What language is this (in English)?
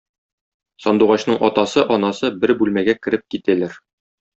Tatar